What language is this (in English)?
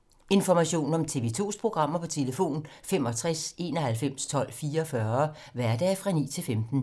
Danish